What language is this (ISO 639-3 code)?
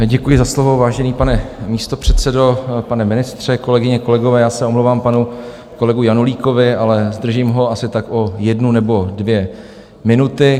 ces